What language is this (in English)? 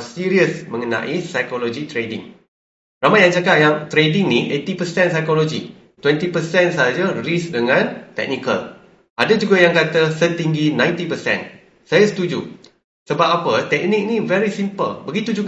Malay